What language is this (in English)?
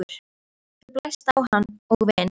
Icelandic